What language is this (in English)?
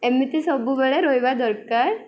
Odia